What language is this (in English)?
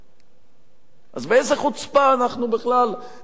Hebrew